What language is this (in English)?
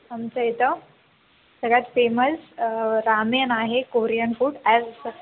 Marathi